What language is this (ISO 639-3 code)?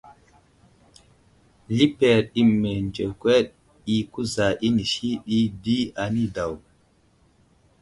udl